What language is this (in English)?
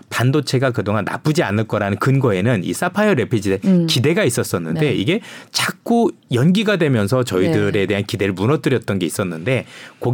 Korean